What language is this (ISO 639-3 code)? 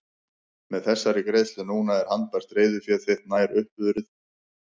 isl